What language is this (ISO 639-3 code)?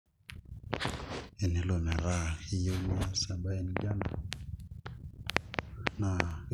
mas